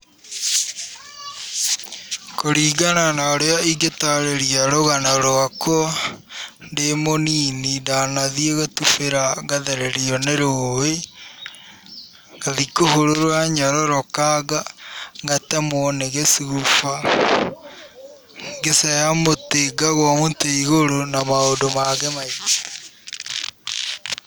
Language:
Kikuyu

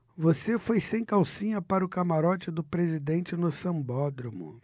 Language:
Portuguese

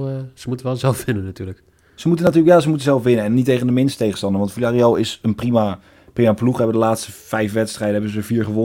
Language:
Dutch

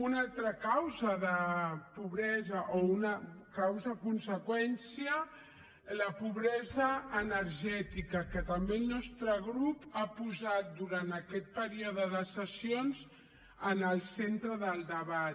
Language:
Catalan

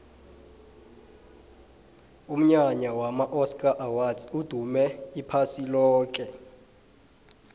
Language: South Ndebele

